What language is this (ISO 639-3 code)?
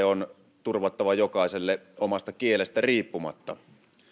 fin